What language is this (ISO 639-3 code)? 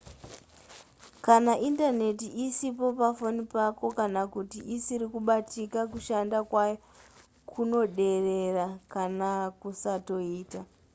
sna